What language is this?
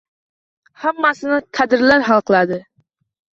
Uzbek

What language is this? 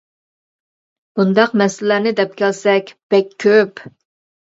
Uyghur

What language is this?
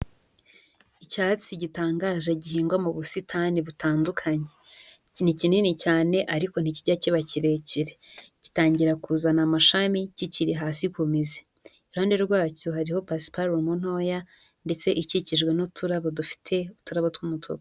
Kinyarwanda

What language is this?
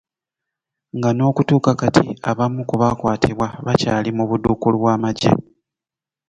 Ganda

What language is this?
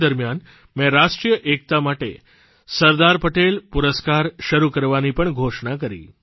Gujarati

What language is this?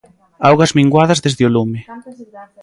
Galician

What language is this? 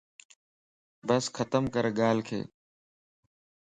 Lasi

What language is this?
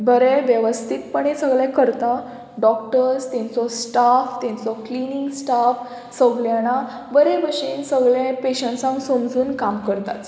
Konkani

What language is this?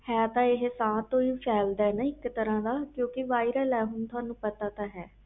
Punjabi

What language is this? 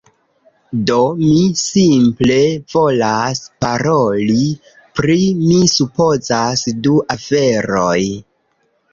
Esperanto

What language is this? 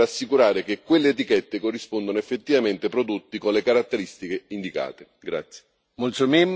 Italian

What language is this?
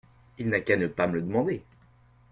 French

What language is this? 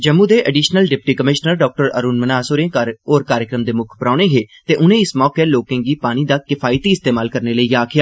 Dogri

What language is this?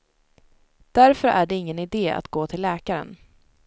Swedish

